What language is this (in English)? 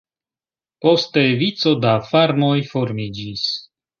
Esperanto